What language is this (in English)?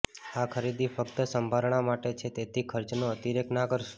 Gujarati